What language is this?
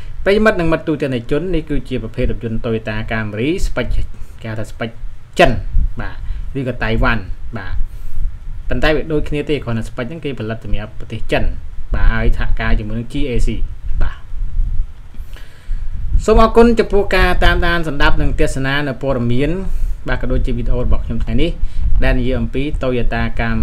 Thai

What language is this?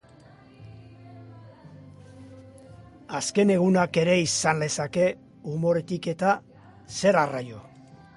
Basque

